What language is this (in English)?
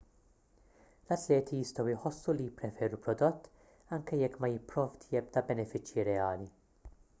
Maltese